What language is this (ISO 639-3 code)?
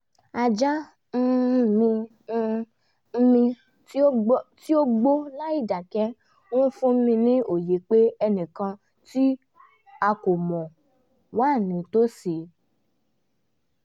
yor